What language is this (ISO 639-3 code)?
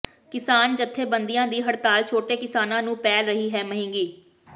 pan